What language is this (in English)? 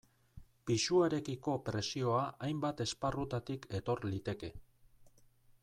Basque